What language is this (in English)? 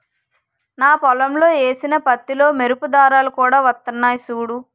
Telugu